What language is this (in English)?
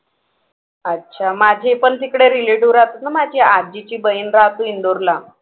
Marathi